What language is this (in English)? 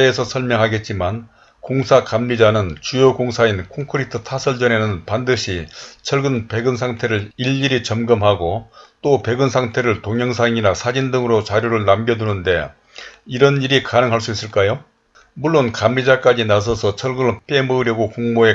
Korean